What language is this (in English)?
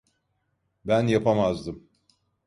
Turkish